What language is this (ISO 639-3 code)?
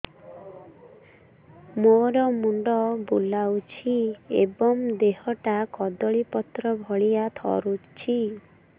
ori